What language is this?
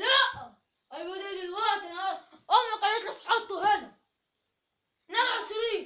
Arabic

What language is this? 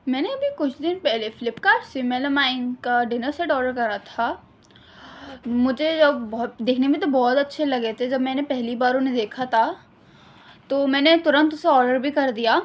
Urdu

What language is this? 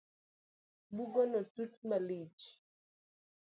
Luo (Kenya and Tanzania)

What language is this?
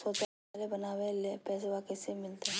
Magahi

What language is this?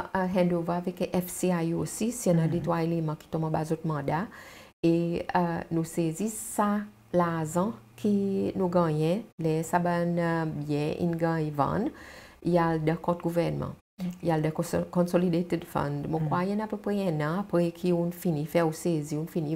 French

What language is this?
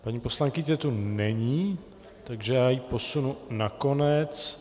Czech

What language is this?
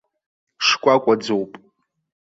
Abkhazian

